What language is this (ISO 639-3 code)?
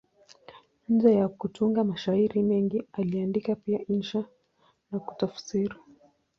swa